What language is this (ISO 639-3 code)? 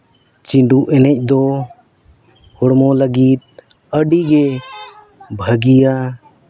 sat